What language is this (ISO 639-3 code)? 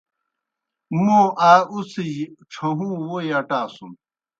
plk